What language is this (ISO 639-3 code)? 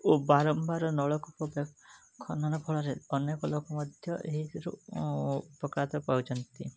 ori